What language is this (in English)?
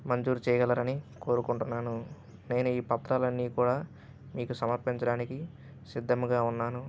Telugu